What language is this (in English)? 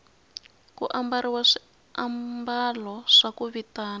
Tsonga